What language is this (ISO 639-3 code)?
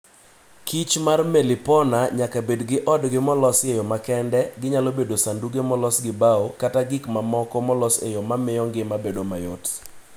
luo